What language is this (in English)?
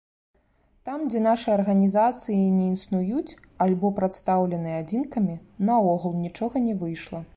Belarusian